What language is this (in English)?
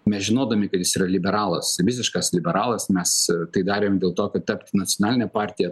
Lithuanian